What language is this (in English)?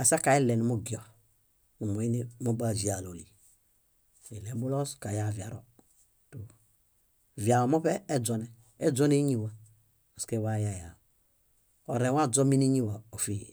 Bayot